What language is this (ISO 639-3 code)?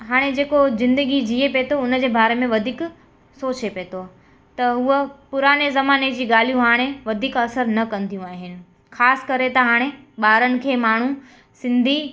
snd